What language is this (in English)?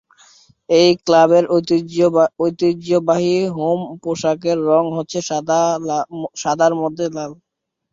Bangla